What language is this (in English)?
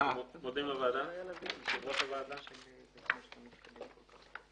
Hebrew